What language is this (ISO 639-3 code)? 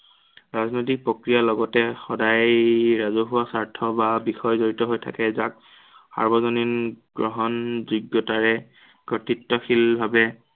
asm